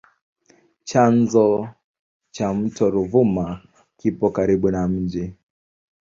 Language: Swahili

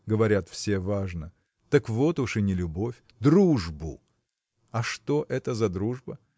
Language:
Russian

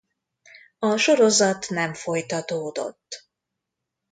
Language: Hungarian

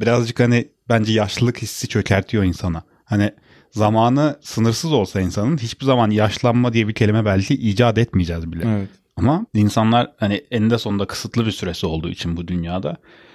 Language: Turkish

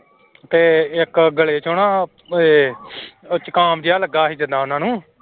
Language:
Punjabi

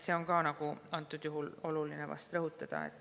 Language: Estonian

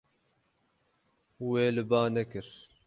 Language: Kurdish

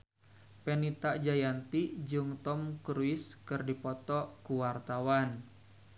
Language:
Sundanese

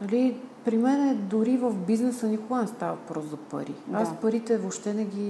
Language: Bulgarian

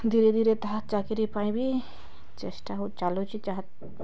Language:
Odia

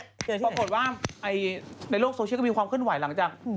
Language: Thai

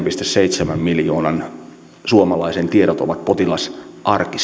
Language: Finnish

